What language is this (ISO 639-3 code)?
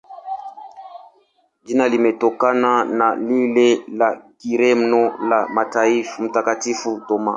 swa